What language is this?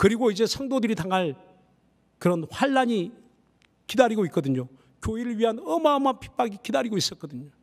Korean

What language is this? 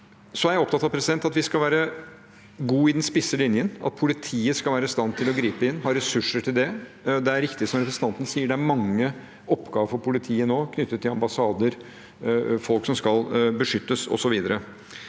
Norwegian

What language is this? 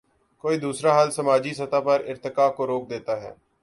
Urdu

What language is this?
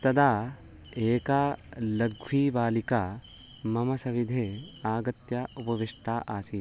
Sanskrit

